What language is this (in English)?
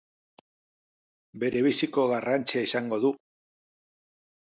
Basque